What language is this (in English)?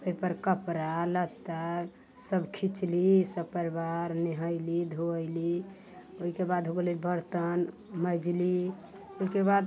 Maithili